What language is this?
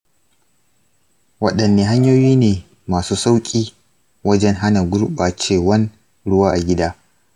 Hausa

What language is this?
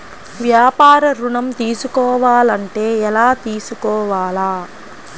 Telugu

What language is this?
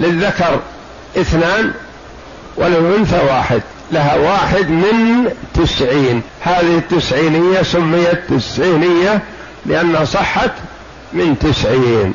Arabic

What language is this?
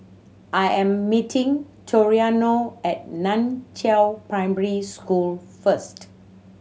English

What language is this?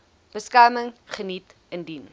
Afrikaans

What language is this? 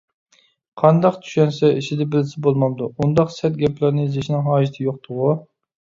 Uyghur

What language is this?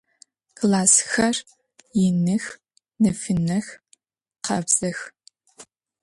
Adyghe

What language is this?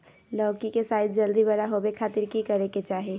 Magahi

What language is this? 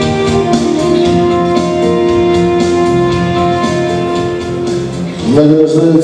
Russian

